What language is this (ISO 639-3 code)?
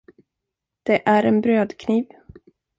swe